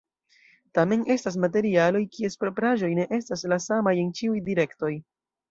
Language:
Esperanto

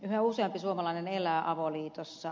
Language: Finnish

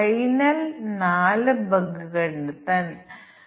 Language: Malayalam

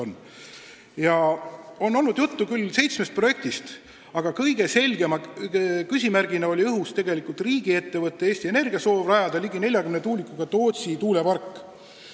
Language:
Estonian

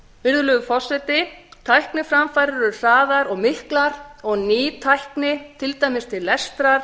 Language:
Icelandic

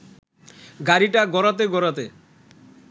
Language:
Bangla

